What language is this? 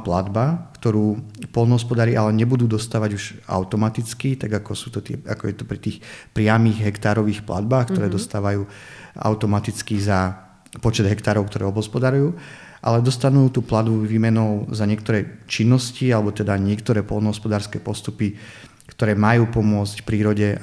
Slovak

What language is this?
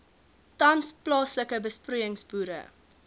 Afrikaans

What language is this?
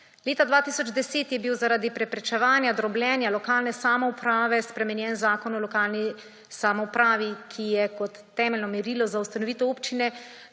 Slovenian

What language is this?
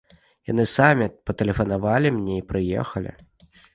Belarusian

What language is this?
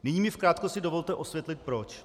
Czech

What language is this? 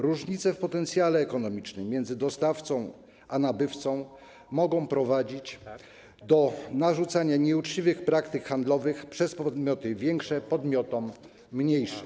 Polish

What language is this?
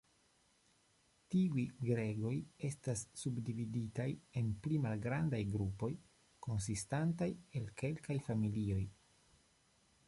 Esperanto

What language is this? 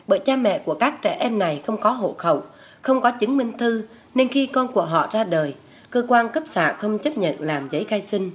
Vietnamese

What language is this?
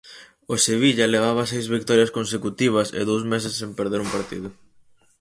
Galician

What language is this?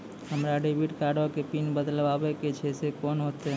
Maithili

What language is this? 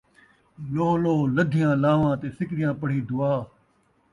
Saraiki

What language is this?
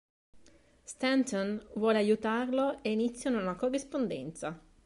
Italian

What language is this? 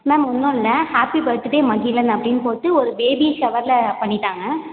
Tamil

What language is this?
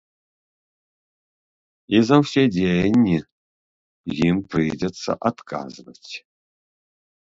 Belarusian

